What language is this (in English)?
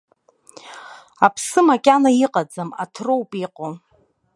Abkhazian